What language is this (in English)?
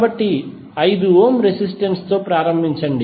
Telugu